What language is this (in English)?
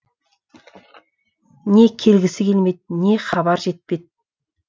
Kazakh